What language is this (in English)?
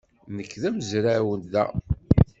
Kabyle